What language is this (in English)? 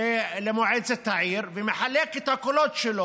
Hebrew